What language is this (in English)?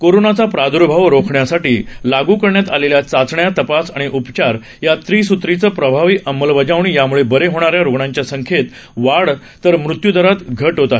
Marathi